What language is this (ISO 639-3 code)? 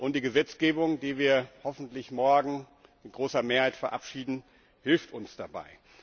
deu